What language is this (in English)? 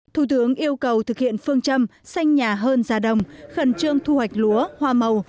Vietnamese